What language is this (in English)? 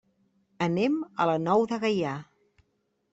Catalan